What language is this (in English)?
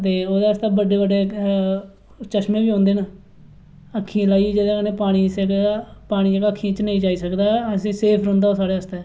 Dogri